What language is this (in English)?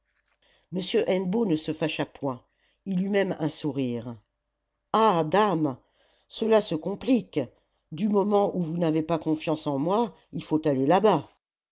French